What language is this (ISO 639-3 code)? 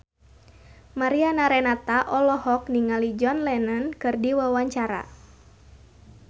sun